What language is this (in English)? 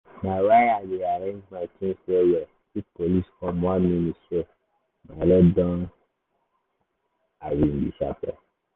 Nigerian Pidgin